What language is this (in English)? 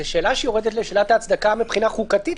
Hebrew